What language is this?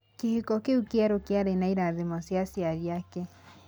Kikuyu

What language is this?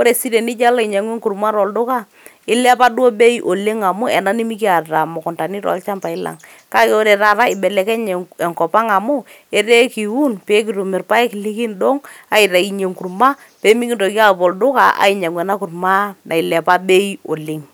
Masai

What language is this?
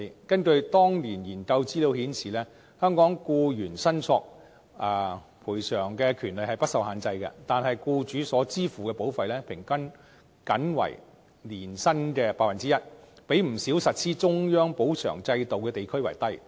Cantonese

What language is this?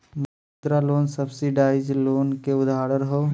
Bhojpuri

